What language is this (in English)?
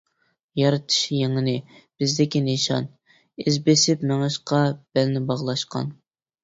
Uyghur